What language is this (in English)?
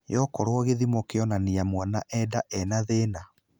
Kikuyu